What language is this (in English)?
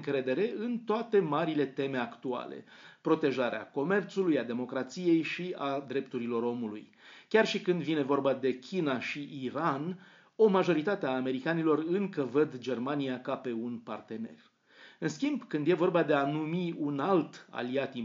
Romanian